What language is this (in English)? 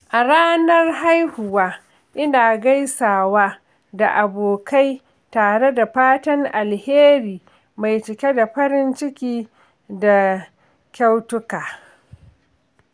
Hausa